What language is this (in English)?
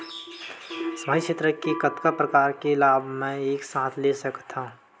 Chhattisgarhi